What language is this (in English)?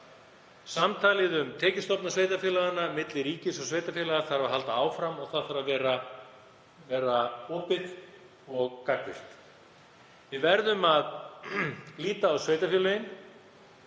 Icelandic